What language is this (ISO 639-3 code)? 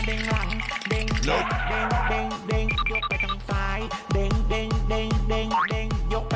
tha